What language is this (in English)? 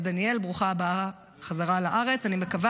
Hebrew